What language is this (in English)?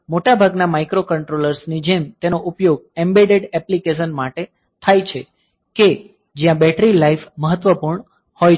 Gujarati